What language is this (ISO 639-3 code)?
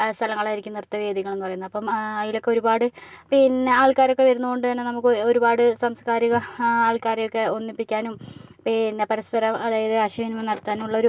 mal